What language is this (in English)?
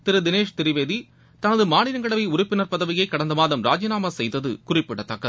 Tamil